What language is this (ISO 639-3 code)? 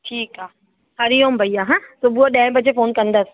snd